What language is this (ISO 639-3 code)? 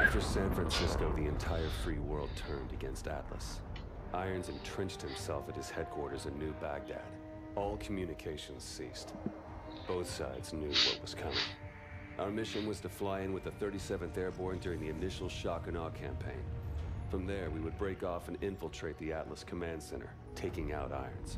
pol